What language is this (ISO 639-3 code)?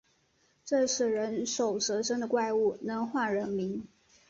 zho